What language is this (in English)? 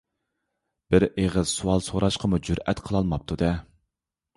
Uyghur